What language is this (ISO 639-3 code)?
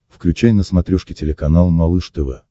rus